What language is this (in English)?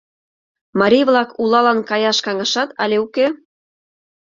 Mari